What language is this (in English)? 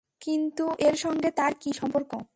Bangla